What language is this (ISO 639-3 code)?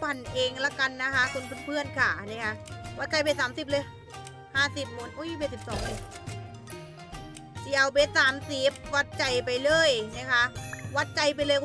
tha